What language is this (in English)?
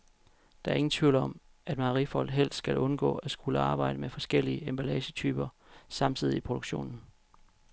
Danish